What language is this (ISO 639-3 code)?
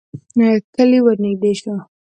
pus